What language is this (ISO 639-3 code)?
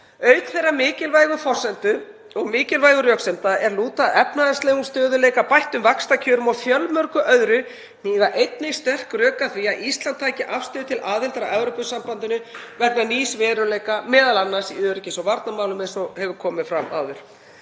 isl